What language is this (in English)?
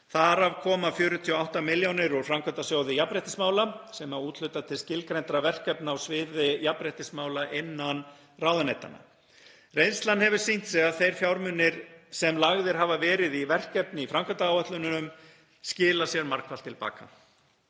Icelandic